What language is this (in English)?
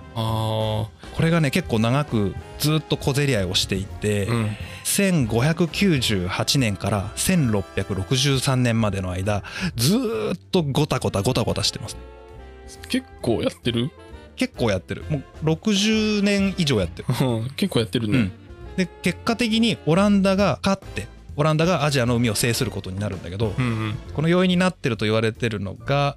Japanese